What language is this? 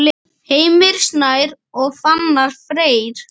Icelandic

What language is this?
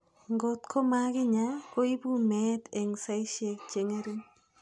Kalenjin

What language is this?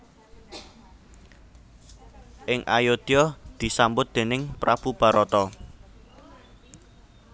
Javanese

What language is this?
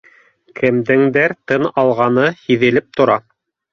Bashkir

